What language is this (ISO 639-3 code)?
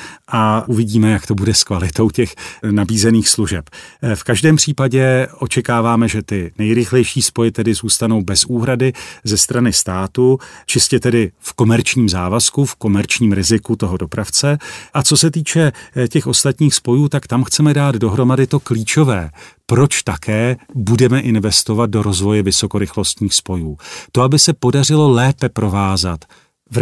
ces